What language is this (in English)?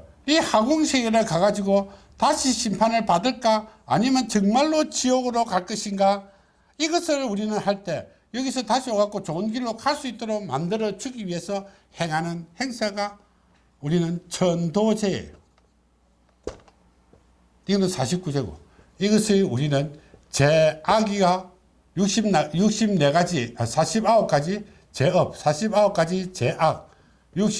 Korean